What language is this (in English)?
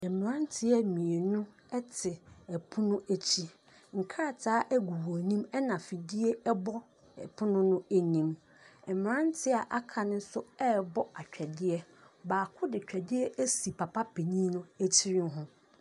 Akan